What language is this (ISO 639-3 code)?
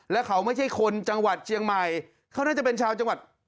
tha